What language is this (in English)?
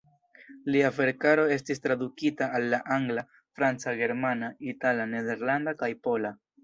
Esperanto